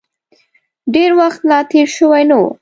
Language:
Pashto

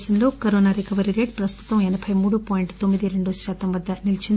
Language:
Telugu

